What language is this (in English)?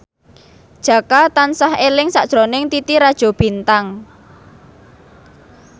Javanese